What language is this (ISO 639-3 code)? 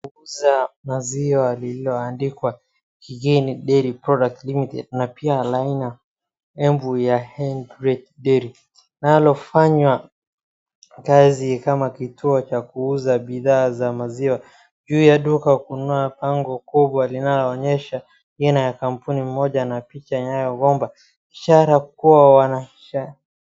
swa